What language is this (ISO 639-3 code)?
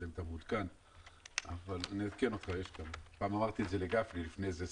heb